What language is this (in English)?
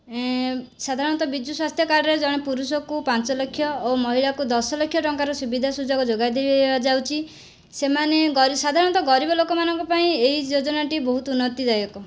Odia